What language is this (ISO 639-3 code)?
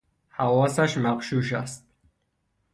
fas